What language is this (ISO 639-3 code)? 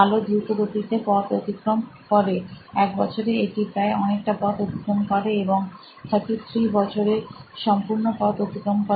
ben